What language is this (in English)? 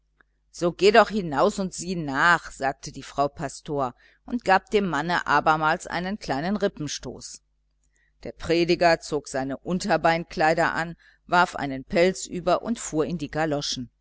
German